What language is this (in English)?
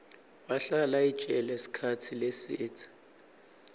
Swati